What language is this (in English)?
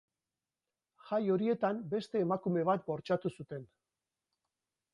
Basque